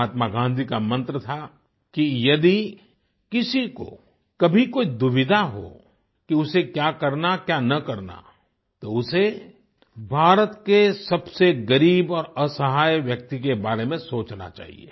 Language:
Hindi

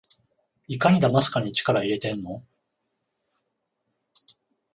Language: Japanese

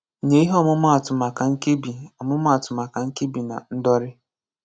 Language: Igbo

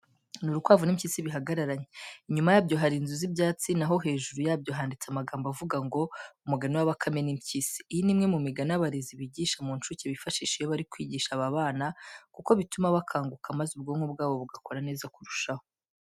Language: Kinyarwanda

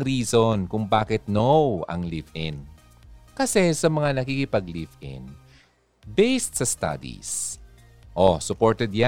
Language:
Filipino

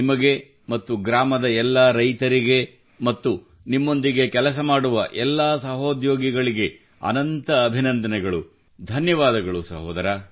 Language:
Kannada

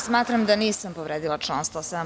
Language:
Serbian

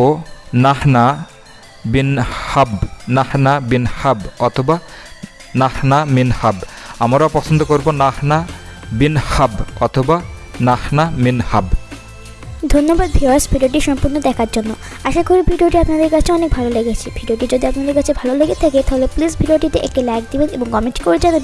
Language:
Bangla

